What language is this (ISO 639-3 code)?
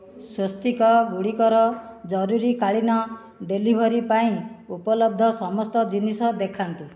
ori